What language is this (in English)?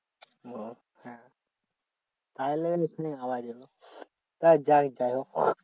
Bangla